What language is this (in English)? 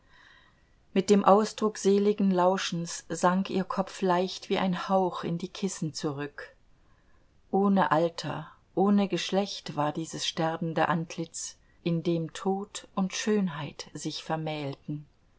German